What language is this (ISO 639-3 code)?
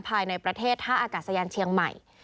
tha